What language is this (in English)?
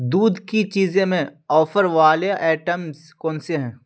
Urdu